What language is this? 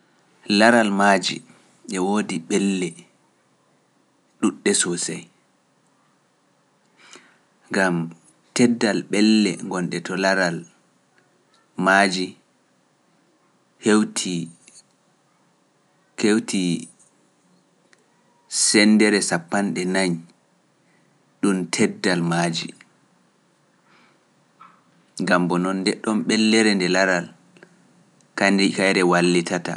Pular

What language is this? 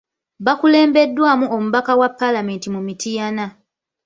Ganda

